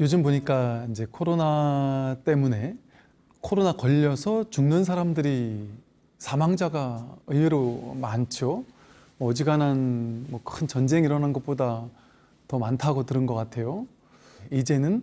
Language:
Korean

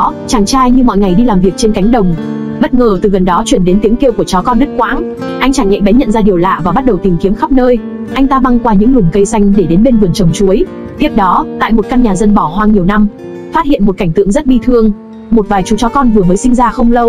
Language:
Vietnamese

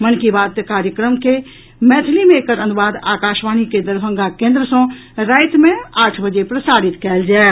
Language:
Maithili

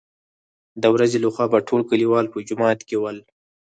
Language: Pashto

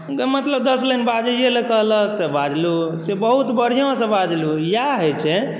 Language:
Maithili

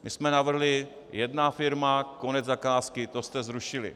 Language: Czech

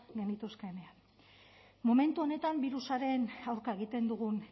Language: Basque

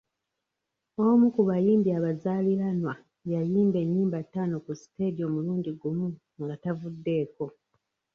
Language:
Ganda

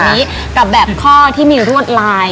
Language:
Thai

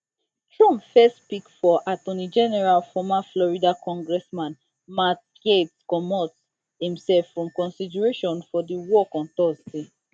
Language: Nigerian Pidgin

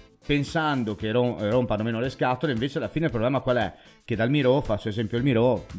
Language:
Italian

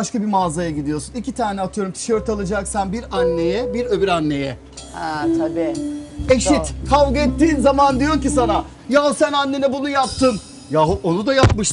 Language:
Turkish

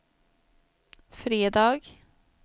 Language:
Swedish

